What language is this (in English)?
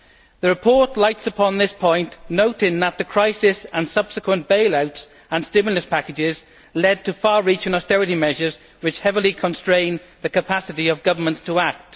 English